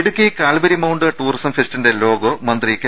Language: Malayalam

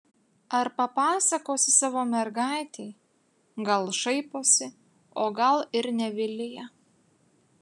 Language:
Lithuanian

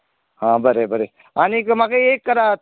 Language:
Konkani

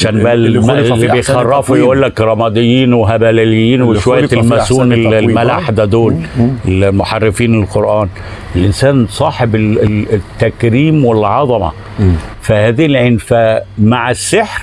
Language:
Arabic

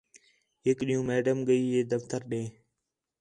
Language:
Khetrani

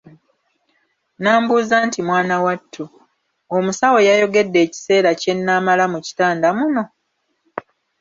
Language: Ganda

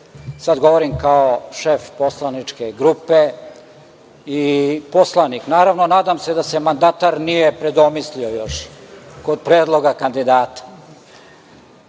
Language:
Serbian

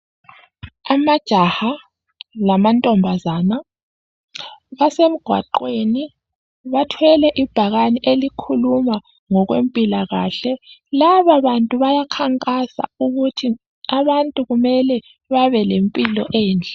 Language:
North Ndebele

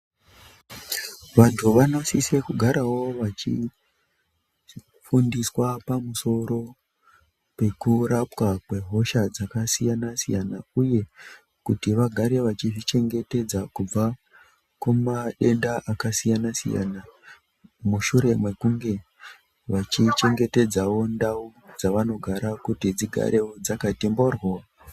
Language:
Ndau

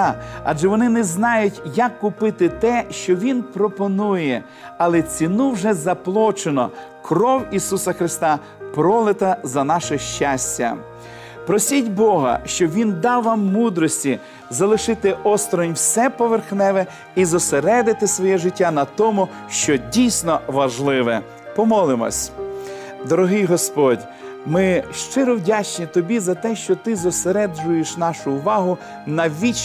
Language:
Ukrainian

